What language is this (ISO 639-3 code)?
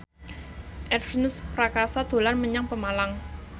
jav